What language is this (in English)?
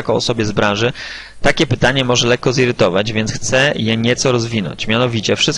Polish